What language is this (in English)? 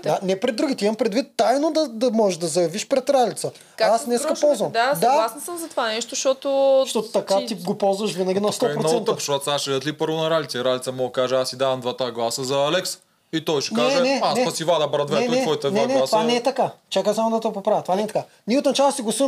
Bulgarian